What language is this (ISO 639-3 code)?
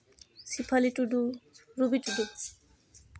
sat